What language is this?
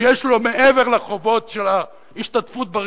Hebrew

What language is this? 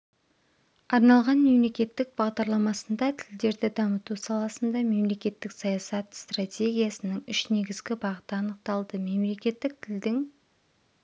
Kazakh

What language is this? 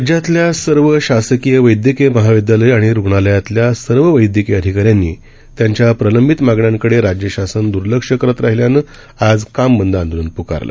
Marathi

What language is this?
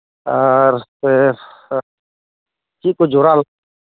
Santali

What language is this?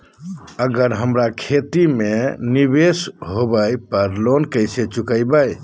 Magahi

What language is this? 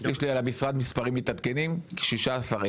Hebrew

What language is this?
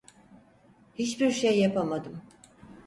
Turkish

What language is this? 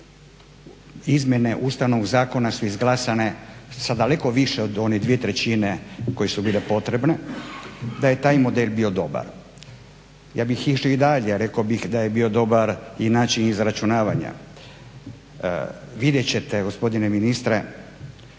Croatian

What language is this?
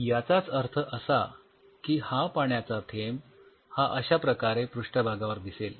Marathi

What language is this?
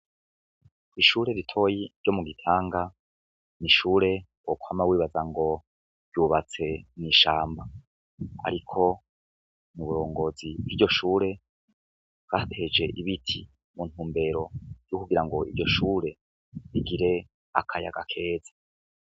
Rundi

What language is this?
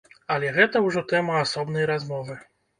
Belarusian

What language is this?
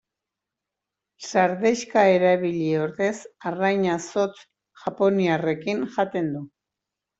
Basque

